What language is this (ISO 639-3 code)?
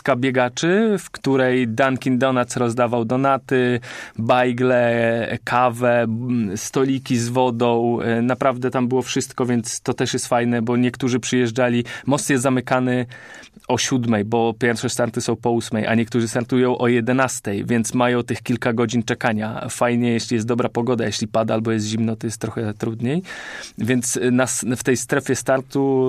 pol